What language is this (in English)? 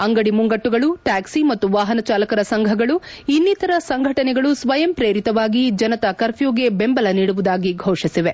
Kannada